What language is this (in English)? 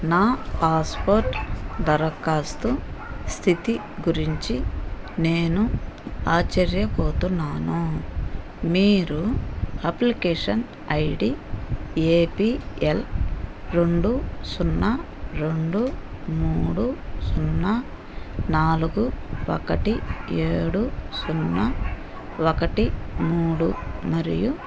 Telugu